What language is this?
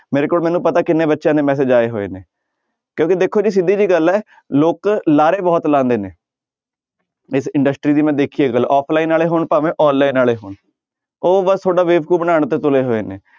Punjabi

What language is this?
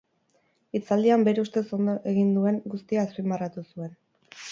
Basque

